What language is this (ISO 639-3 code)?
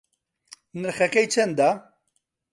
ckb